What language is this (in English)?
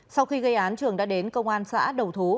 Vietnamese